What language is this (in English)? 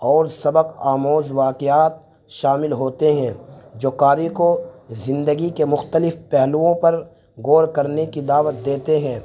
Urdu